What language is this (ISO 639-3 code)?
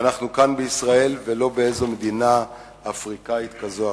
heb